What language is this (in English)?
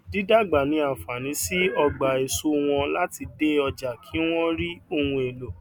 Yoruba